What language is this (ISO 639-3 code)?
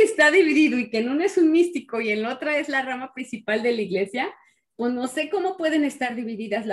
spa